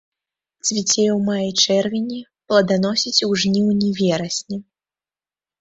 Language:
Belarusian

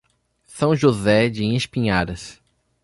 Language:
Portuguese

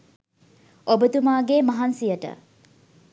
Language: Sinhala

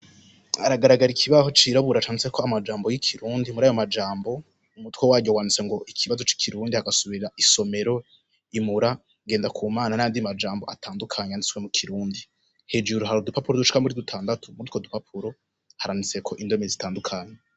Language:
Rundi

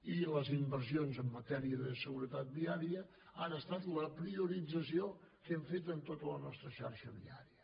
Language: Catalan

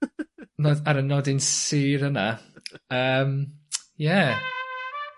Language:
Welsh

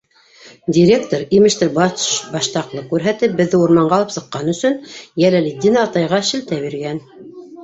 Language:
Bashkir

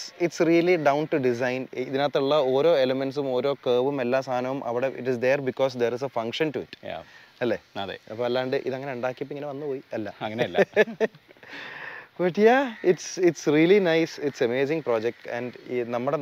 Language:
Malayalam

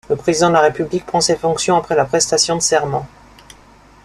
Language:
French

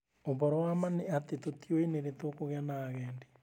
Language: Kikuyu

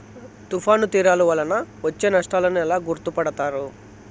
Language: Telugu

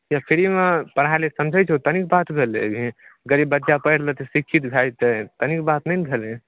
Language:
Maithili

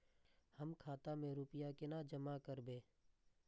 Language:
Maithili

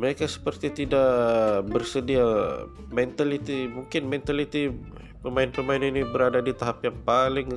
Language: Malay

